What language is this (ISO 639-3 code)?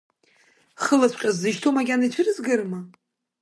abk